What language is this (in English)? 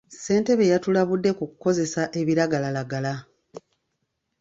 Ganda